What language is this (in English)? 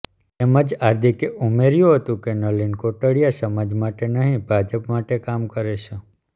Gujarati